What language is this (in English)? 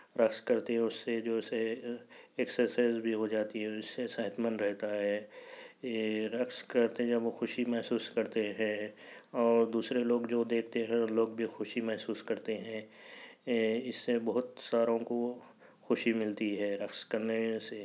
Urdu